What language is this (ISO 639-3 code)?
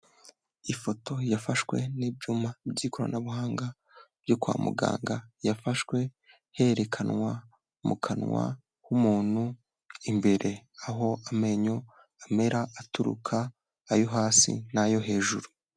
kin